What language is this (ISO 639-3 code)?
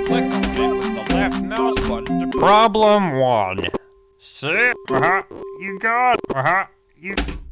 eng